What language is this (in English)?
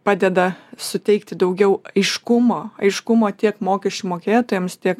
Lithuanian